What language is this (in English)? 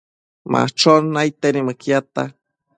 Matsés